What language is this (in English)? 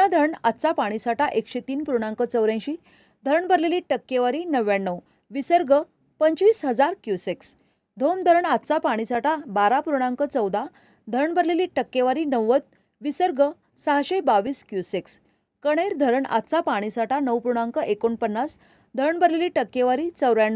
Hindi